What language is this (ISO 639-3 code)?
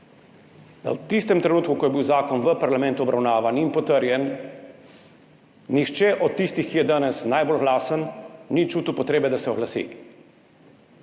slv